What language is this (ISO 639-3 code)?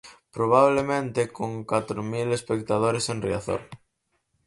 glg